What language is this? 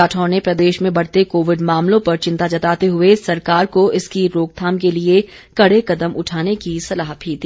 Hindi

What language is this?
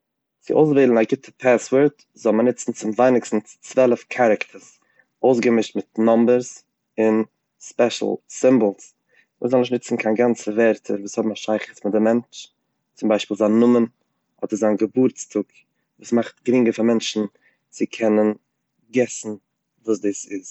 Yiddish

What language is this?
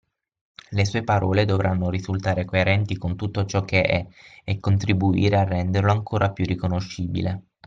Italian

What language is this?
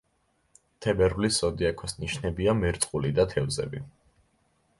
Georgian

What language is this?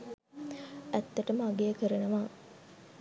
Sinhala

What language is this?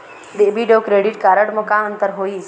Chhattisgarhi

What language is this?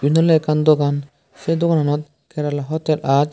Chakma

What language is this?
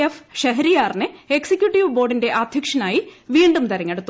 Malayalam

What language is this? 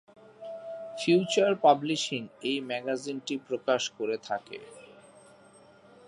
Bangla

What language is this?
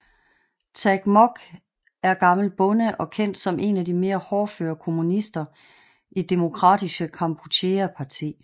Danish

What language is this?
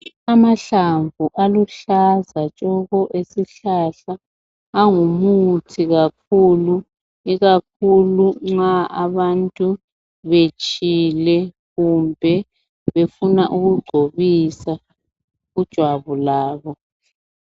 North Ndebele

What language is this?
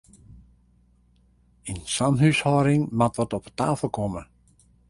Western Frisian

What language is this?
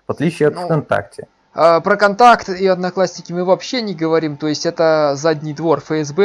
Russian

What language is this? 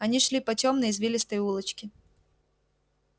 Russian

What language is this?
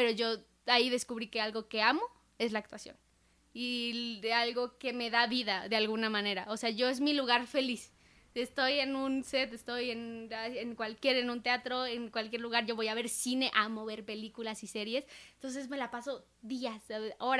Spanish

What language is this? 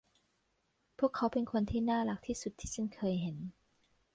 Thai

